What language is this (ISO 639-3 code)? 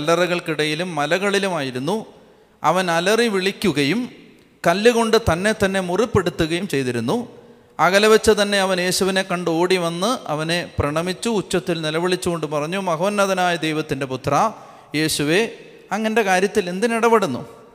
mal